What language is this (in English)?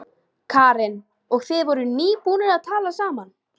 Icelandic